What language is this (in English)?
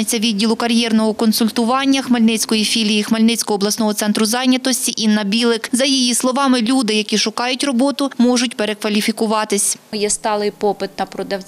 Ukrainian